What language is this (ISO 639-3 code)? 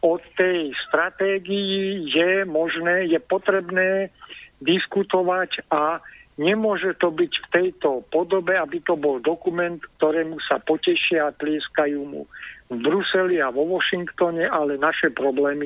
slk